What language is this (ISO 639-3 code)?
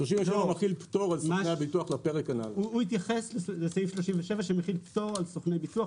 heb